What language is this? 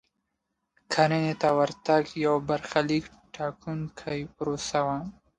Pashto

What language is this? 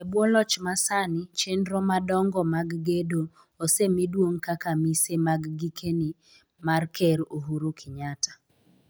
Luo (Kenya and Tanzania)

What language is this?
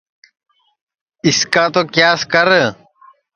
Sansi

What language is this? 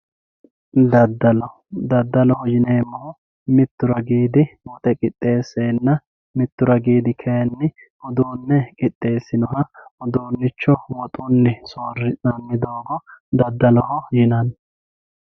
Sidamo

